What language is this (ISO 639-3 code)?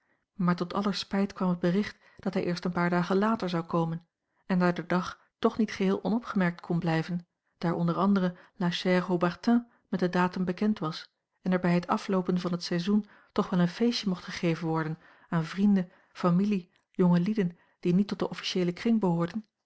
nld